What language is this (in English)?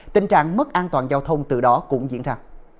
Vietnamese